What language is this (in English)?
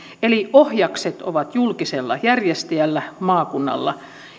Finnish